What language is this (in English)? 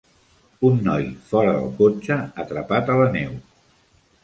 Catalan